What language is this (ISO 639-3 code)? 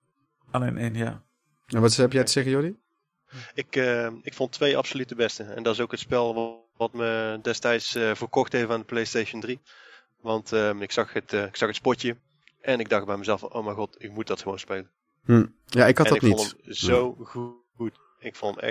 nld